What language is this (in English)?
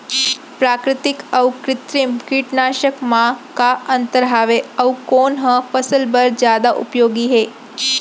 Chhattisgarhi